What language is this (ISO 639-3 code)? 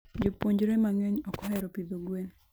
luo